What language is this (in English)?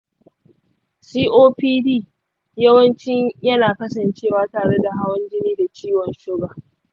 Hausa